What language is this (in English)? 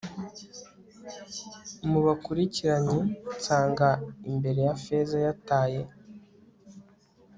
Kinyarwanda